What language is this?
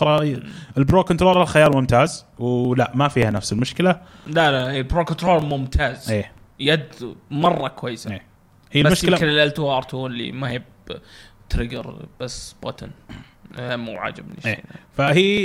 Arabic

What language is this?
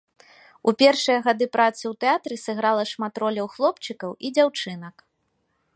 Belarusian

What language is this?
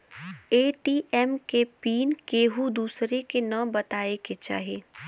Bhojpuri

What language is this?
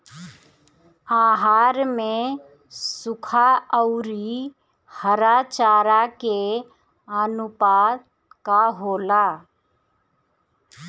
Bhojpuri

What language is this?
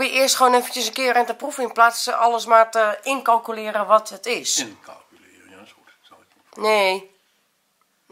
Dutch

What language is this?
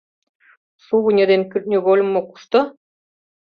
Mari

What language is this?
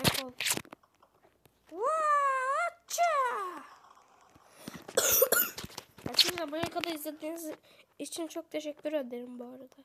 Turkish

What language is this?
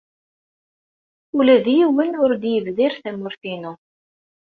Kabyle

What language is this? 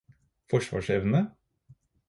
Norwegian Bokmål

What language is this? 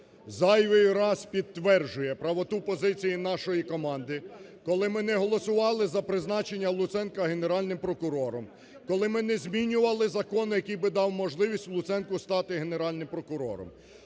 Ukrainian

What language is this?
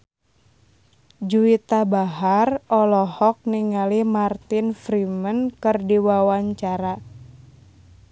Sundanese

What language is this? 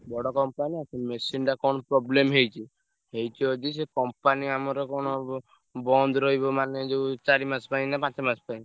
Odia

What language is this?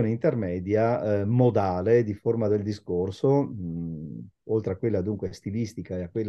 Italian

